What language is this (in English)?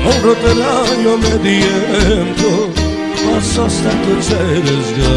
Romanian